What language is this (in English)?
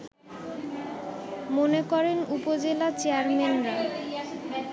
Bangla